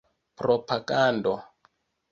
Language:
Esperanto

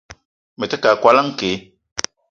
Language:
Eton (Cameroon)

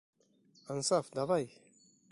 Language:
Bashkir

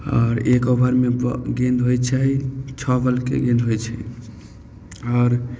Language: Maithili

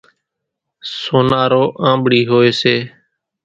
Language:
Kachi Koli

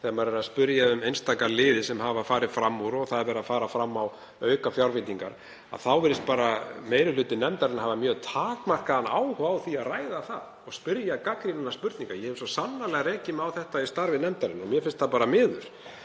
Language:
Icelandic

